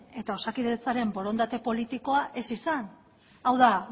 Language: Basque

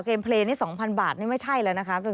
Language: Thai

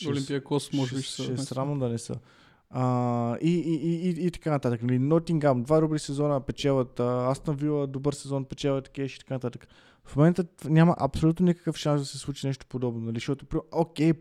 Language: Bulgarian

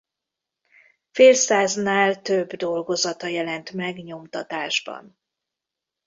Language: Hungarian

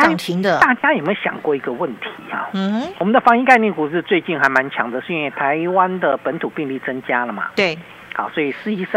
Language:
Chinese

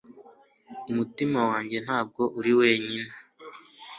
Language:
Kinyarwanda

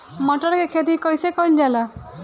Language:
Bhojpuri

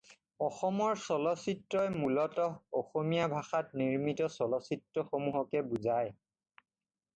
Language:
Assamese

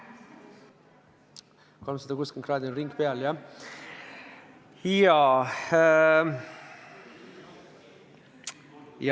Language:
Estonian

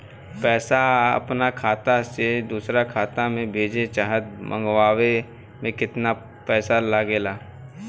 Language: Bhojpuri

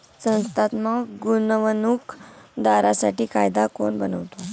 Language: Marathi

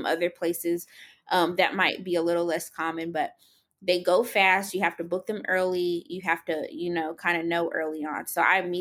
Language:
English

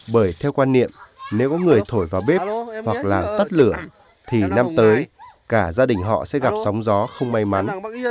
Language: Vietnamese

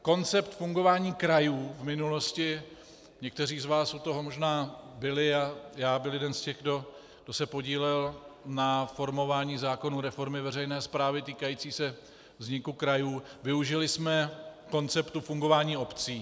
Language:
Czech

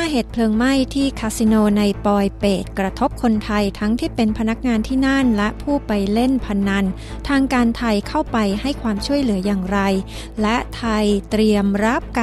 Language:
Thai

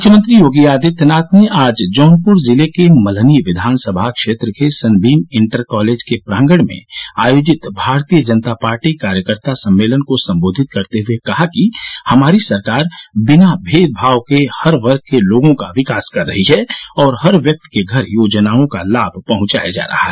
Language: Hindi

